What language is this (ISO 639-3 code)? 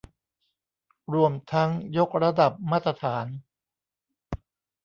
tha